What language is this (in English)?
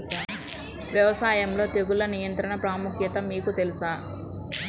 Telugu